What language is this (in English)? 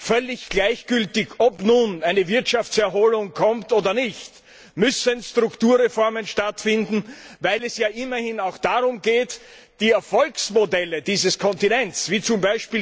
German